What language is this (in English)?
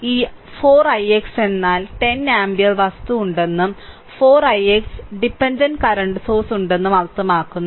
Malayalam